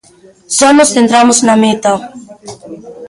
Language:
Galician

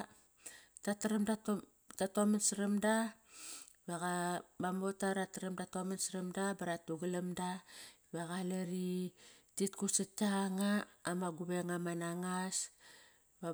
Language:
Kairak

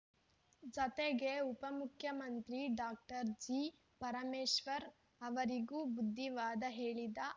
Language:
Kannada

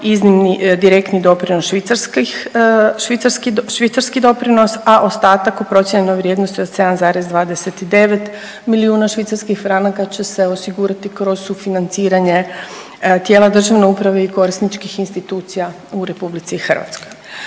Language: Croatian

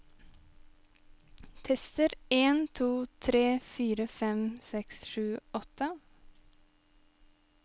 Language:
Norwegian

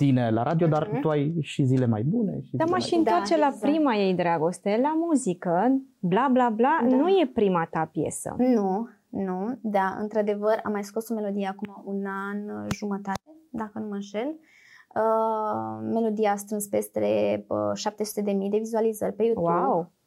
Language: Romanian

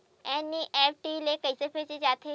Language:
Chhattisgarhi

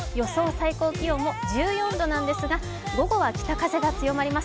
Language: Japanese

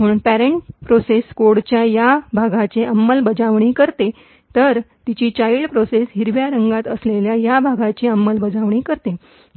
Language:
Marathi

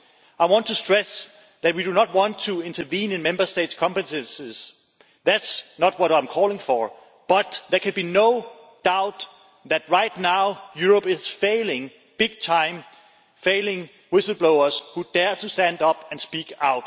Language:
English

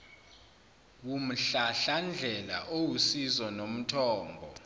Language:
Zulu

